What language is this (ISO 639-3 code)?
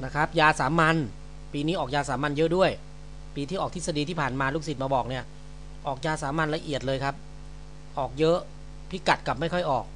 tha